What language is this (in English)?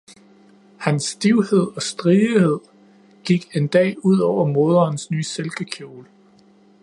Danish